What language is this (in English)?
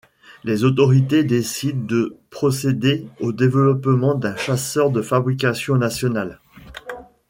French